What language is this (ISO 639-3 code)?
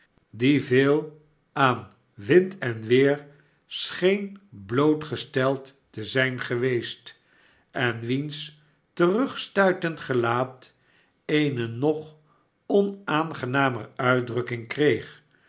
nld